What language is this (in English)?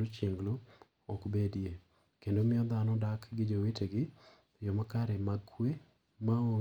Luo (Kenya and Tanzania)